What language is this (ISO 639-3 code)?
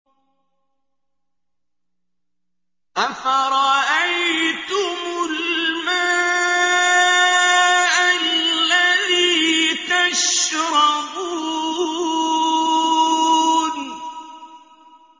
ara